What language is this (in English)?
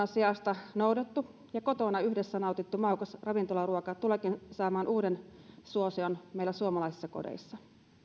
Finnish